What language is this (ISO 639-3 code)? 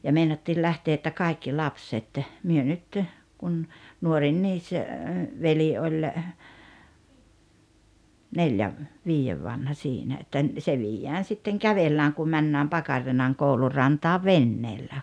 fin